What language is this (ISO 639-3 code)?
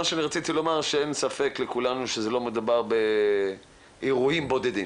heb